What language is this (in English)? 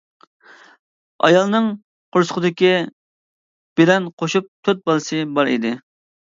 Uyghur